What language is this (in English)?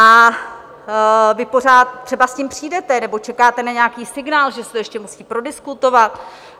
Czech